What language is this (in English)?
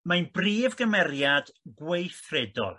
Welsh